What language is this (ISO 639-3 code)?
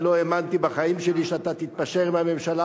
heb